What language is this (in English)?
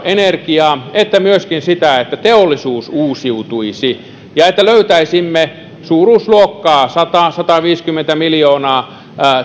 Finnish